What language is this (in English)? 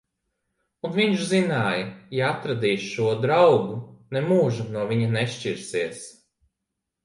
Latvian